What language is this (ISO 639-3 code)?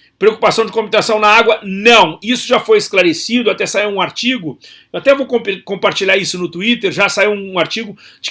por